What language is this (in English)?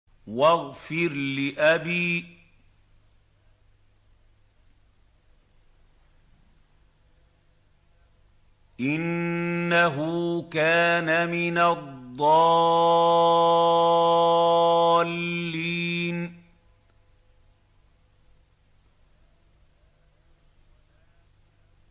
Arabic